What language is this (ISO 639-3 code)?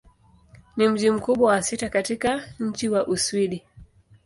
swa